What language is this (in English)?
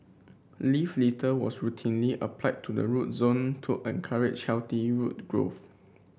English